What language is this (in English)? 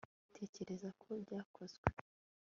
Kinyarwanda